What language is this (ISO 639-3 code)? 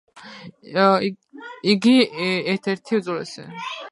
kat